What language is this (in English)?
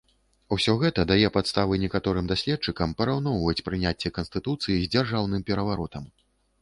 Belarusian